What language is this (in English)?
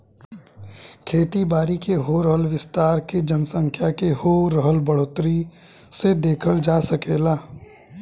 Bhojpuri